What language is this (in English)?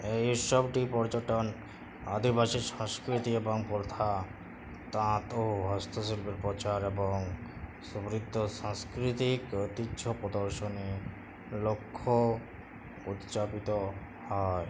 Bangla